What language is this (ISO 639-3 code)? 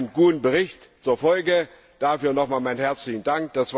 deu